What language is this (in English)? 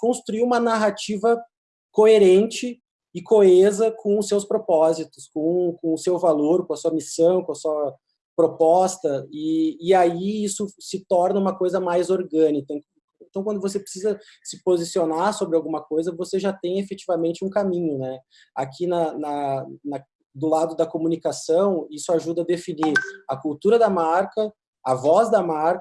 Portuguese